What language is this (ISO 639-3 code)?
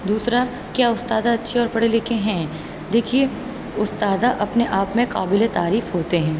urd